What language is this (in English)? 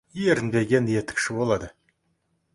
Kazakh